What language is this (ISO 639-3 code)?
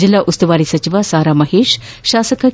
kan